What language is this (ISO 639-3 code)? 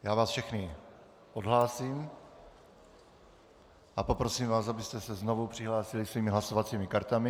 ces